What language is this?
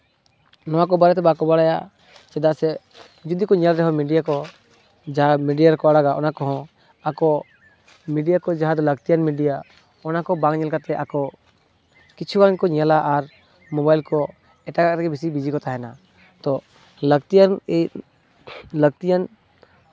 Santali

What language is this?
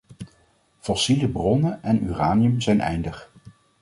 Dutch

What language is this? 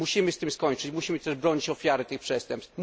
Polish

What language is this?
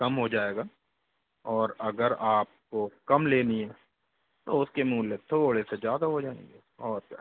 Hindi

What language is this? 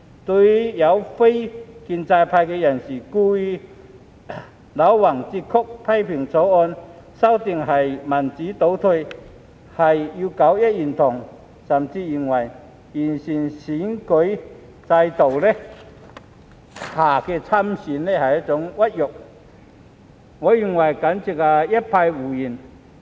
Cantonese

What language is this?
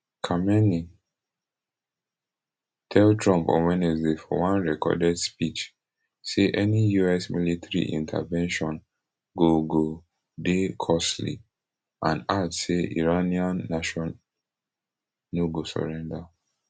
Nigerian Pidgin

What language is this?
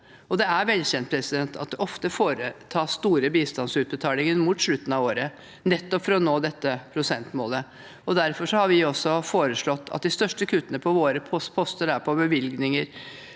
Norwegian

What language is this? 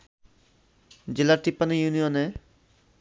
Bangla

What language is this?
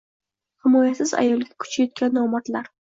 Uzbek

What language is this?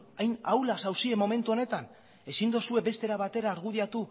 Basque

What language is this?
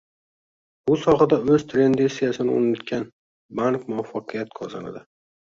Uzbek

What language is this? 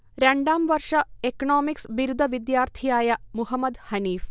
Malayalam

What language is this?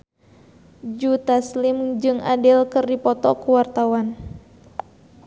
Sundanese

